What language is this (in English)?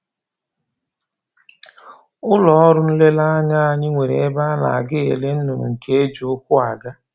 Igbo